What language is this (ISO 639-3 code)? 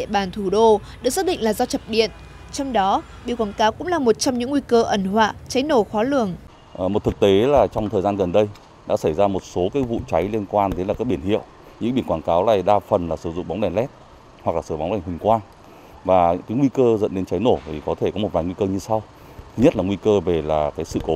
vie